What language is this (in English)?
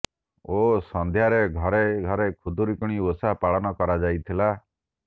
Odia